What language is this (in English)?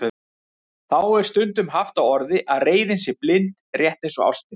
Icelandic